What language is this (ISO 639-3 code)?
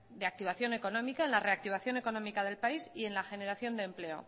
spa